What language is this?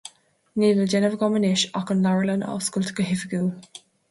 Irish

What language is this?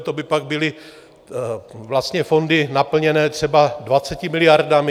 Czech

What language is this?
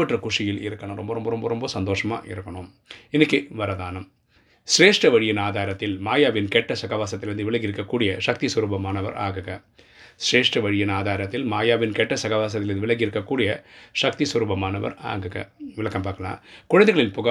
Tamil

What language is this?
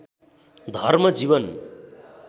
Nepali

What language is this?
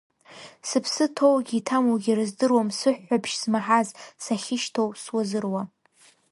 Abkhazian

